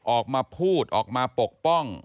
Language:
Thai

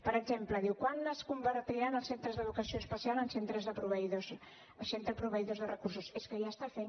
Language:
Catalan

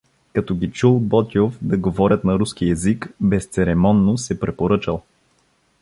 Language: Bulgarian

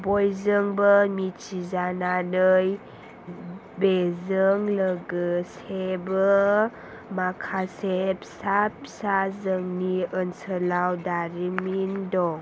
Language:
Bodo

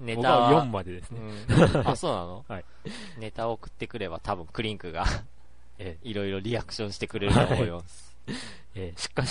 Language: Japanese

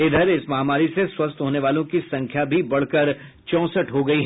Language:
Hindi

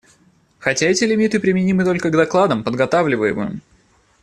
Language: Russian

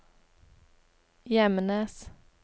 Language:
Norwegian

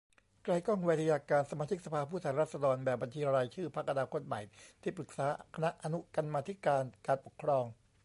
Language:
Thai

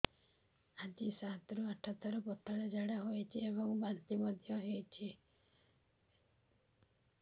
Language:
Odia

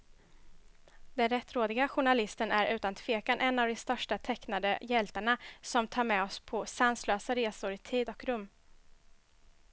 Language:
Swedish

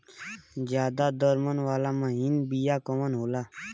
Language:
Bhojpuri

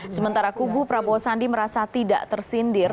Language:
Indonesian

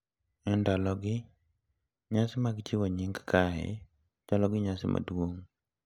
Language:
Luo (Kenya and Tanzania)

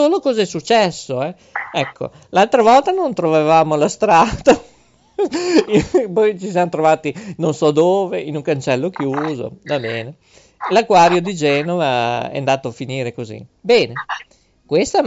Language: Italian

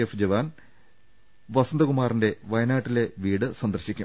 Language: Malayalam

